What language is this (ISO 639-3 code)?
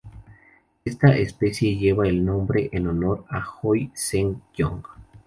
spa